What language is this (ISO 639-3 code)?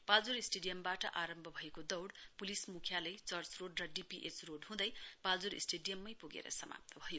nep